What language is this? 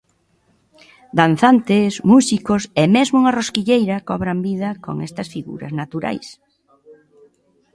Galician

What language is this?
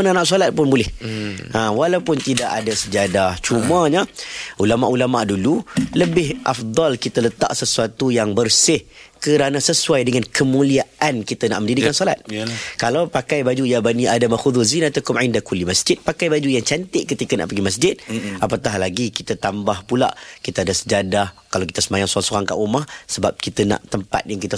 Malay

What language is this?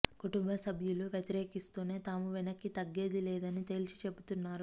Telugu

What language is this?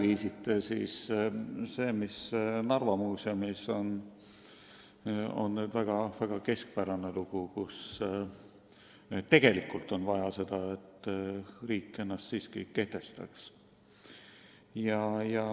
Estonian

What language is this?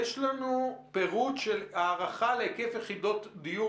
Hebrew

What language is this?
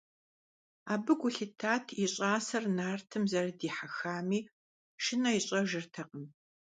Kabardian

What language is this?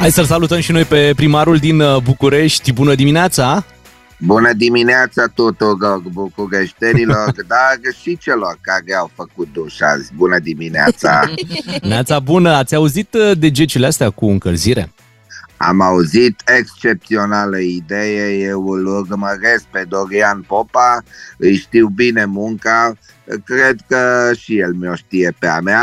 Romanian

